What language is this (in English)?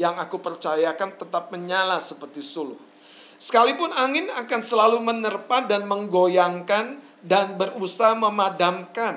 Indonesian